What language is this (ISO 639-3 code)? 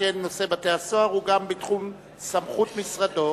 heb